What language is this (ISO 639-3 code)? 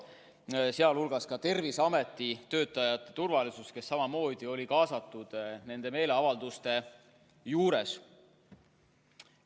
est